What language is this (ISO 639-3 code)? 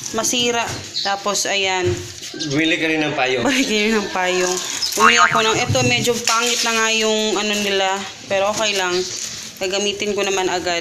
fil